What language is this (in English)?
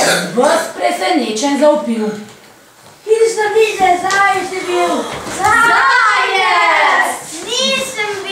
Ukrainian